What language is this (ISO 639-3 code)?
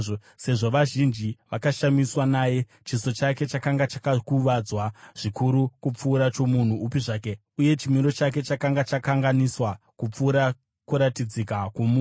sna